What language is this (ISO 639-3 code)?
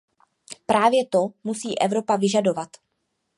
ces